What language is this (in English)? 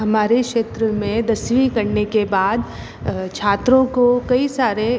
Hindi